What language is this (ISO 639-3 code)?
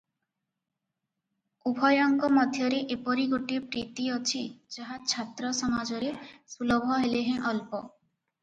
ori